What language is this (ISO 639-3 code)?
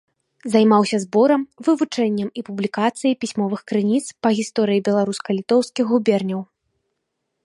bel